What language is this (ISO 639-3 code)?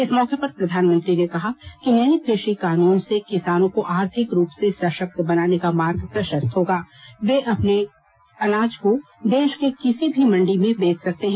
hin